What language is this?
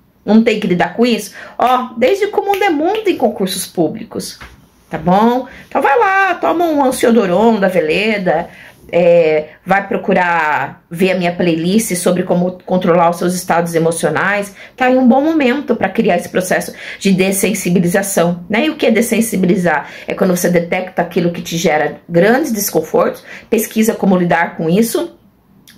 Portuguese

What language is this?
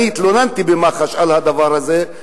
Hebrew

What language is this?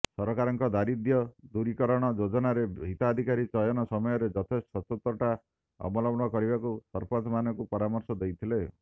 Odia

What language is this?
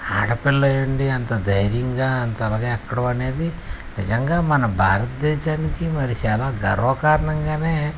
Telugu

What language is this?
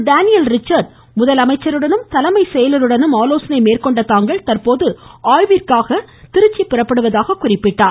Tamil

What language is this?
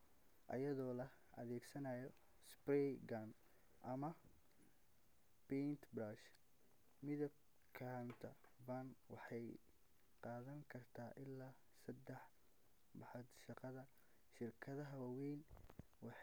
Somali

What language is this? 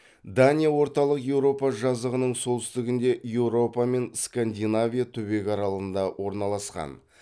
Kazakh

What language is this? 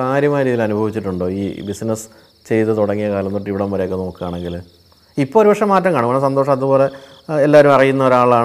Malayalam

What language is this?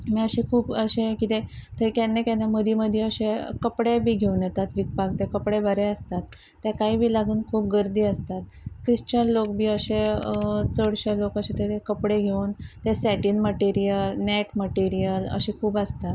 Konkani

